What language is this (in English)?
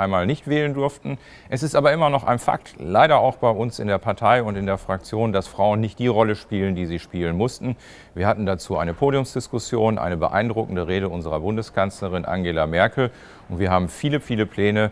German